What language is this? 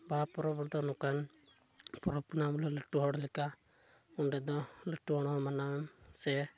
Santali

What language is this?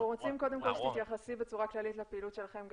Hebrew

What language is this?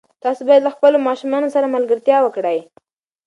Pashto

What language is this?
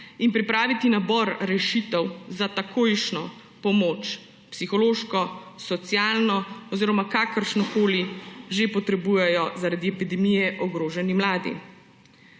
Slovenian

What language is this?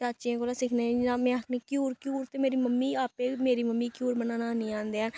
Dogri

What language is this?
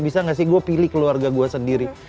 Indonesian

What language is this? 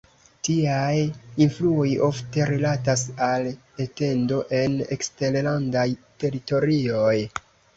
Esperanto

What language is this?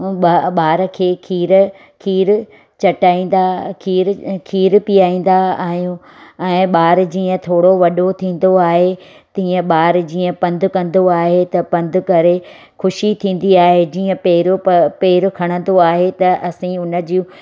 Sindhi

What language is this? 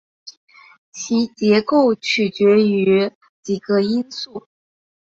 Chinese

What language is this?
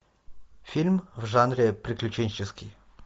Russian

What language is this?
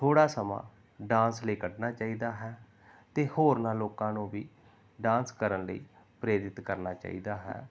Punjabi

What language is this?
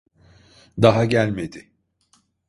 Turkish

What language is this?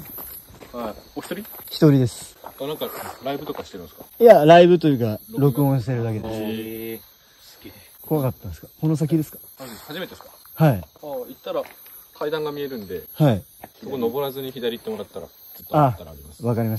Japanese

